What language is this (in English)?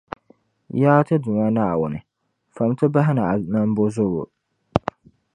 Dagbani